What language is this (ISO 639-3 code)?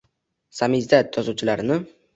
uzb